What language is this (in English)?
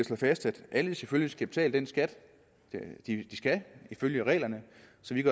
Danish